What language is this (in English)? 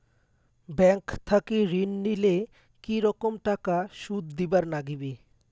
Bangla